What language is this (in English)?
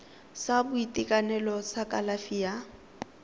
Tswana